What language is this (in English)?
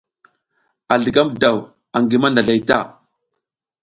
South Giziga